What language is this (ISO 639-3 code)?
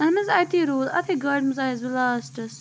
kas